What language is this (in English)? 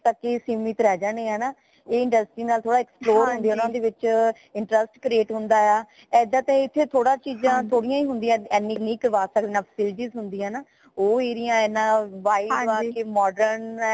Punjabi